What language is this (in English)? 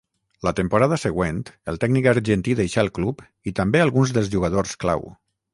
Catalan